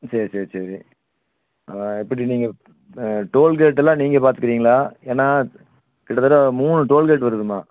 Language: Tamil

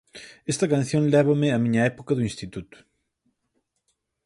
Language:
Galician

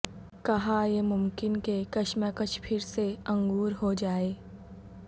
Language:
Urdu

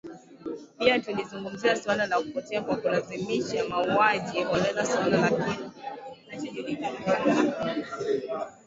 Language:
Swahili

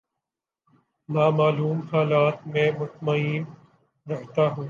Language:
Urdu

